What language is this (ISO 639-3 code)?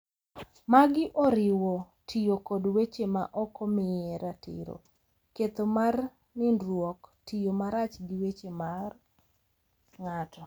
luo